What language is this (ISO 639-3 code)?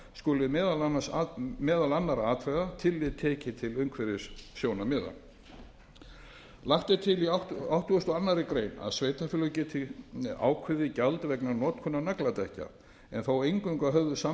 isl